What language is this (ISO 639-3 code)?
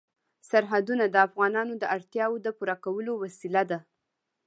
pus